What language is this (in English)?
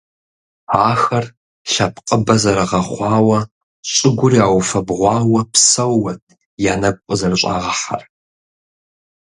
Kabardian